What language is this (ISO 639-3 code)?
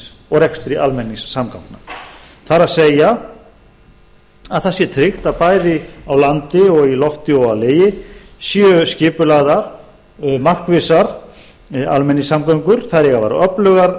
isl